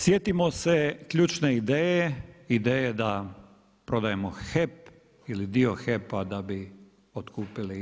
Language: Croatian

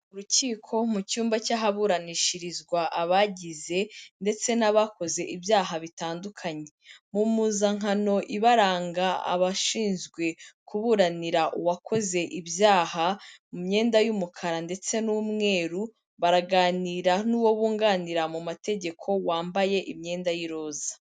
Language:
Kinyarwanda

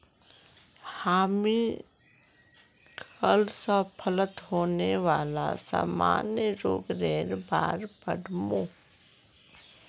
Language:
Magahi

